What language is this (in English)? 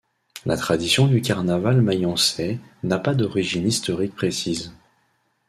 French